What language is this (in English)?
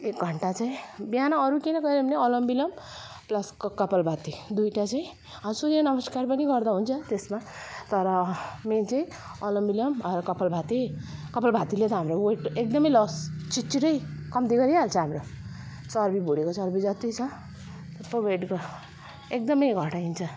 Nepali